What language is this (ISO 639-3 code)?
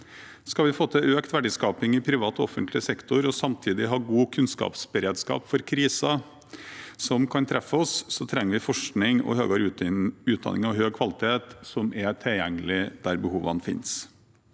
nor